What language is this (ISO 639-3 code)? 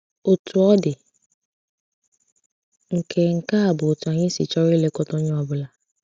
ibo